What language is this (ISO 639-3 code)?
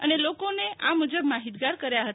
guj